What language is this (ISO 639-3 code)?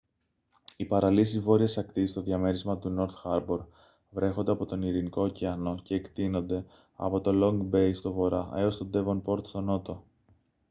ell